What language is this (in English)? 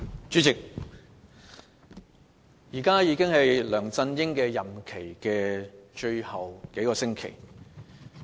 Cantonese